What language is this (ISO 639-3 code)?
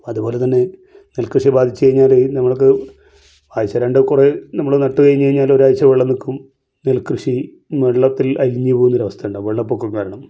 mal